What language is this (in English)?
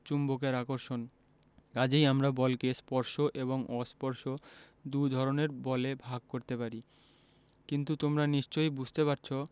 Bangla